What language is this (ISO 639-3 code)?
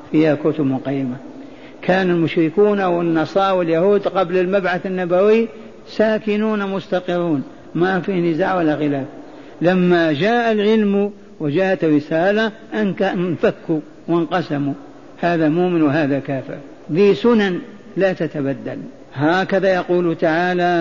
ara